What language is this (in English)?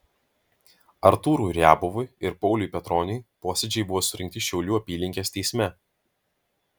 Lithuanian